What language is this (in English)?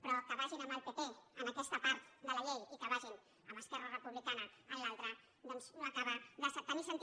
Catalan